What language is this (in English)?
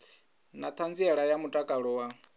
Venda